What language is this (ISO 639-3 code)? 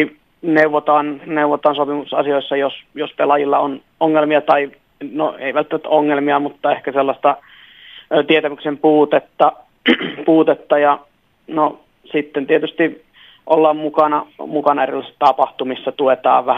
fin